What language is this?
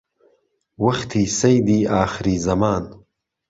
Central Kurdish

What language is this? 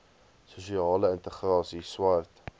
Afrikaans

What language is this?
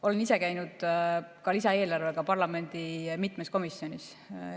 Estonian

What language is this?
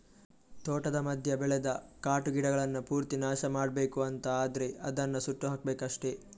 Kannada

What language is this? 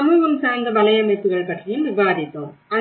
Tamil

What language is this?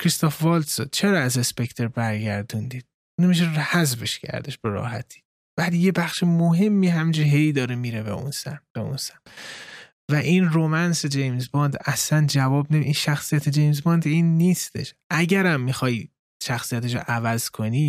Persian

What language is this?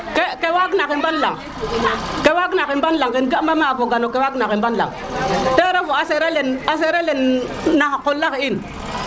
Serer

